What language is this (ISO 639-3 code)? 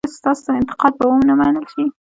pus